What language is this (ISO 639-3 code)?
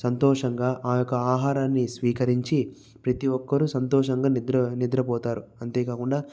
tel